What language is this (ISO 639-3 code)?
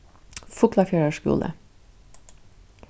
fao